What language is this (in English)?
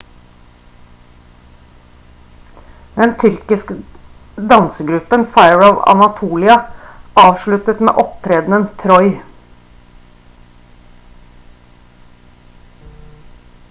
Norwegian Bokmål